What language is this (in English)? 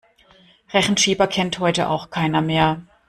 German